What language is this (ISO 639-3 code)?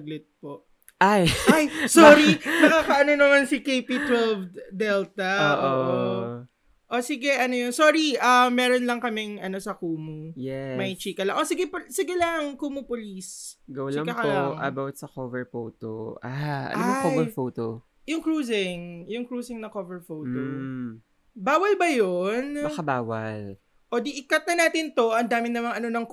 fil